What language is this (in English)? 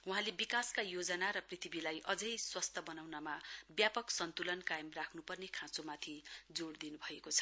Nepali